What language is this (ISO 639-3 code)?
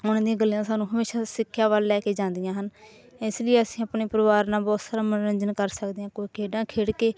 pan